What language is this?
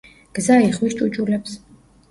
Georgian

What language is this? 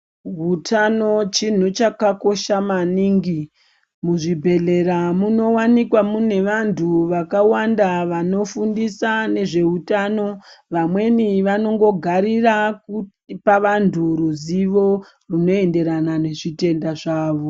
Ndau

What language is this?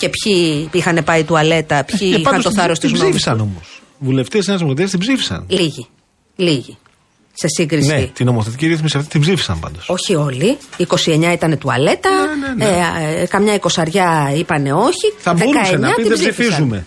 Greek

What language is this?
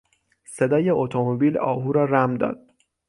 Persian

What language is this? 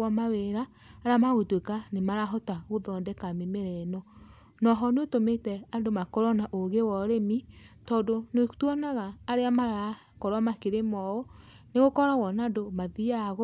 Kikuyu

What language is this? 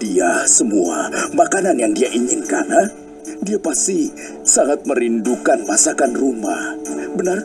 Indonesian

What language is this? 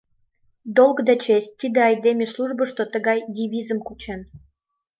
Mari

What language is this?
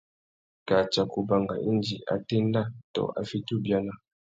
Tuki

